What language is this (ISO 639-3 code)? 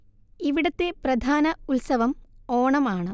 mal